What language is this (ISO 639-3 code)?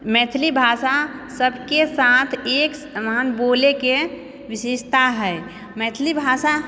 mai